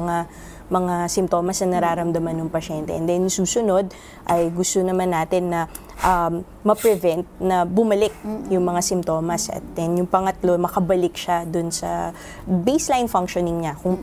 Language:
Filipino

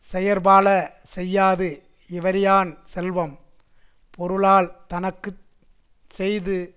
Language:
Tamil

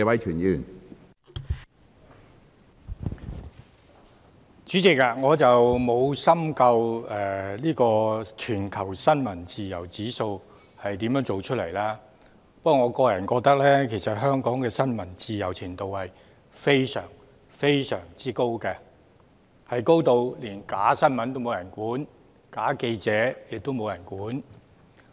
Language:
Cantonese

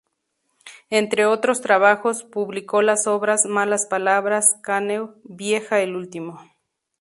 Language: Spanish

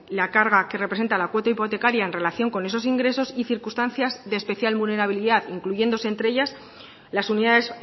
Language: Spanish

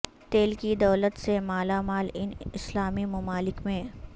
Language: Urdu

